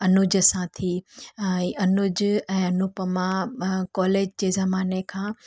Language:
Sindhi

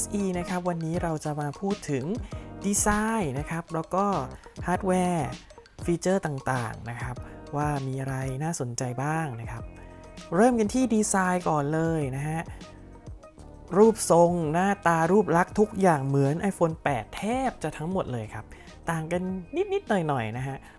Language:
Thai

